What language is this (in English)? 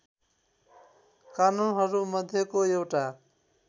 Nepali